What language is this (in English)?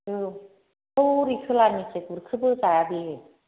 Bodo